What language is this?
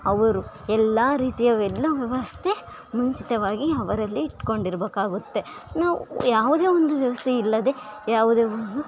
Kannada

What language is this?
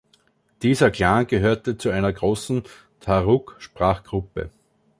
German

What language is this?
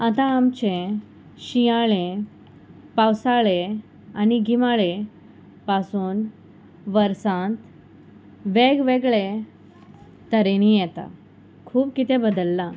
Konkani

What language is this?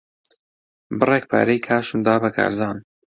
Central Kurdish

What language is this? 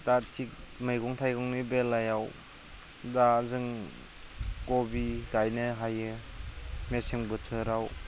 Bodo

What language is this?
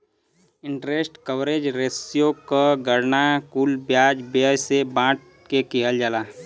Bhojpuri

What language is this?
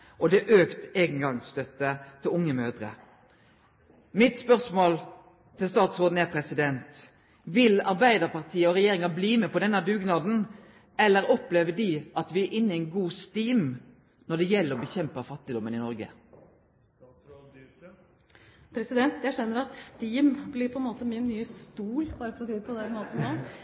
Norwegian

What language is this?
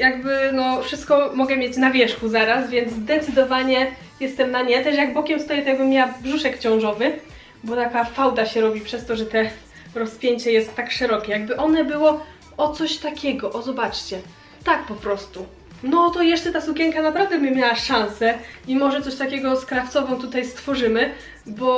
Polish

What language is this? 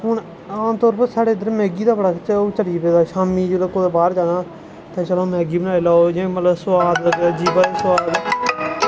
Dogri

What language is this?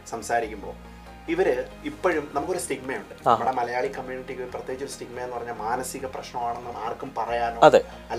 Malayalam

